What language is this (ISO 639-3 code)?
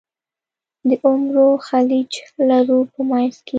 pus